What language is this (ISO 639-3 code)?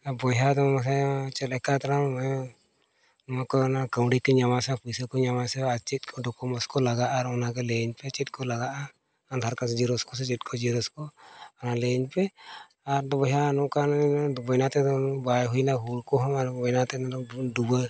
sat